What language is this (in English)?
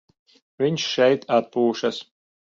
Latvian